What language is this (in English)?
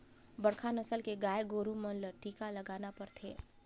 Chhattisgarhi